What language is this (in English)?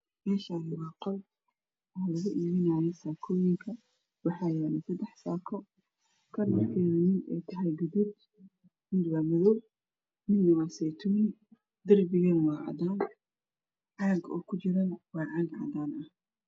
Somali